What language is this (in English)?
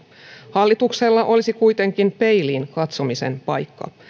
Finnish